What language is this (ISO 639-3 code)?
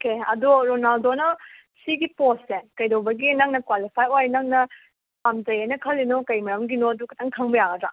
mni